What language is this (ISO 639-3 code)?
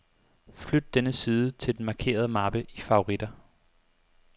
dan